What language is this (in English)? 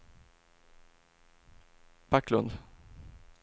Swedish